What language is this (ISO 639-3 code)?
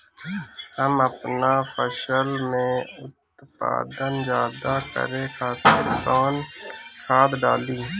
bho